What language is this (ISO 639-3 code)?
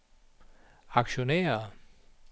dan